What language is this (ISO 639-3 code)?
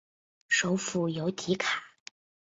zho